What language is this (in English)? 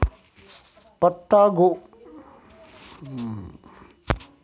Hindi